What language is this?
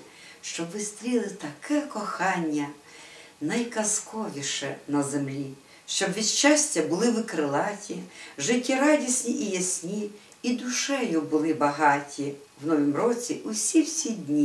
Ukrainian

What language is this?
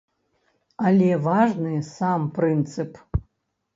Belarusian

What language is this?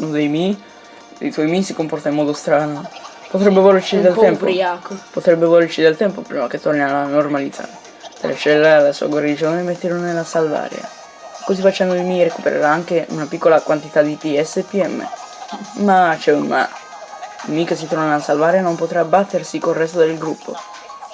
Italian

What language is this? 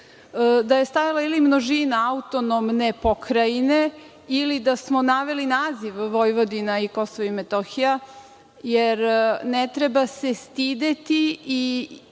Serbian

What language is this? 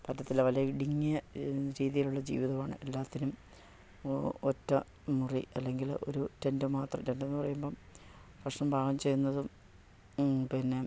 Malayalam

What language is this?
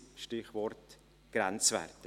Swiss German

